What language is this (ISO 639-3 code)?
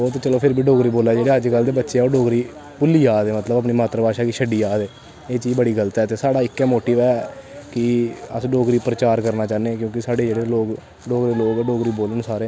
doi